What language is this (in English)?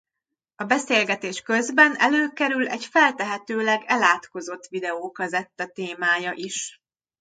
Hungarian